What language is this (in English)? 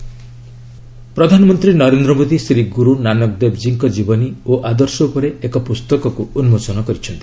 Odia